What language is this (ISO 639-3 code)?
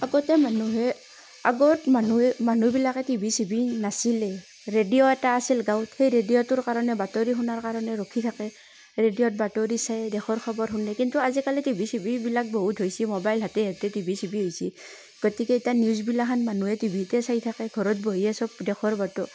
asm